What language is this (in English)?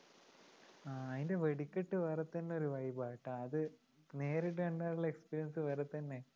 Malayalam